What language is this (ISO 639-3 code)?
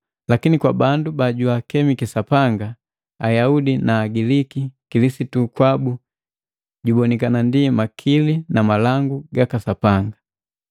mgv